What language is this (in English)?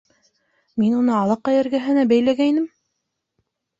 Bashkir